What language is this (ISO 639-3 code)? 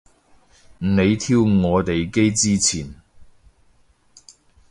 yue